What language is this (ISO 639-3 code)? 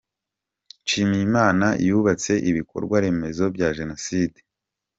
kin